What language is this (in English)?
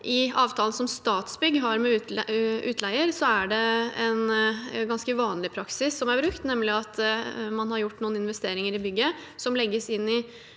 Norwegian